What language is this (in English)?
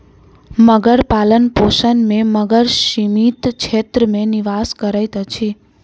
Maithili